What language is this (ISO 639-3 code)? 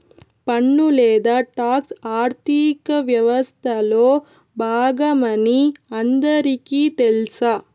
tel